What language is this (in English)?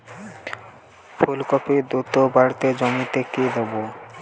Bangla